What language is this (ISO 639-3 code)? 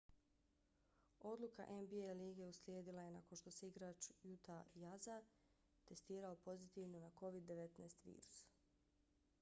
bos